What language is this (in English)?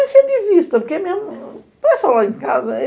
Portuguese